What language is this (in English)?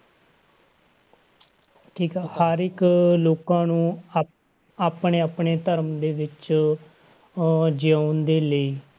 Punjabi